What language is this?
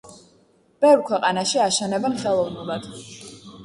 Georgian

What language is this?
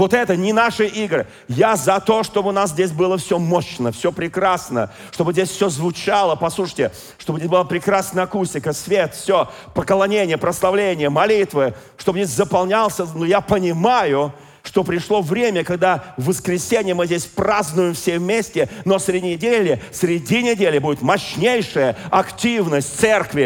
Russian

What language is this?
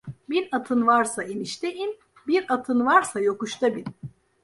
Turkish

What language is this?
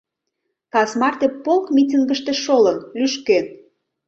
Mari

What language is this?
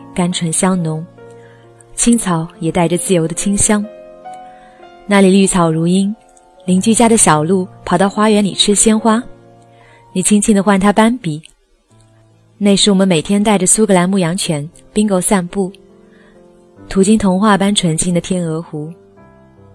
Chinese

